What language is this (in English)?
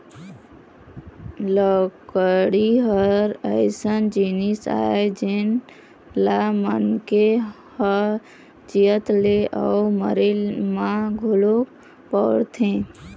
Chhattisgarhi